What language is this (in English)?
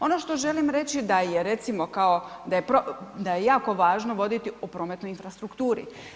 Croatian